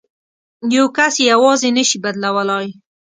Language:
Pashto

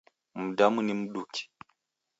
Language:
Taita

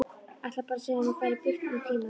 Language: Icelandic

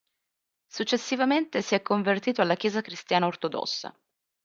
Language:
Italian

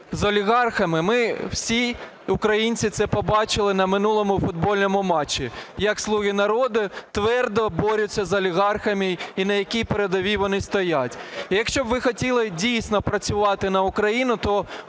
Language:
Ukrainian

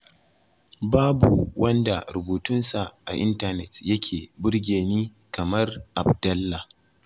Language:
Hausa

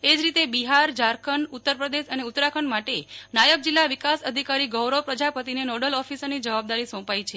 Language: Gujarati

